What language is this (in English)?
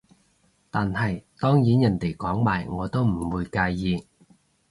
Cantonese